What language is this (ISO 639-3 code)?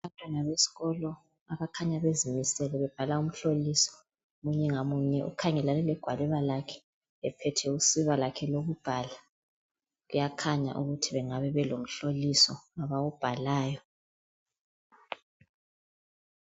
nde